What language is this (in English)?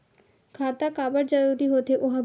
Chhattisgarhi